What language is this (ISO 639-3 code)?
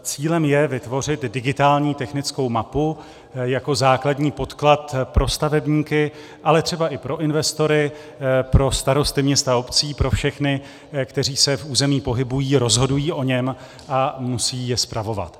ces